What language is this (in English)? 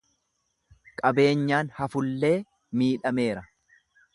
Oromo